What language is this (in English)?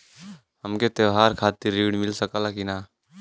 Bhojpuri